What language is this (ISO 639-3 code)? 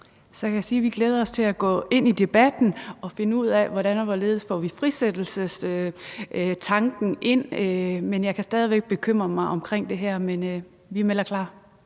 dan